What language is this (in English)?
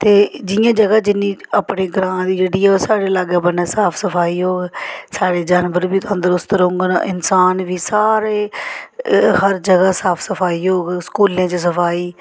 Dogri